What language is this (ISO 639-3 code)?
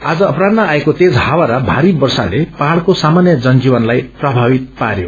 nep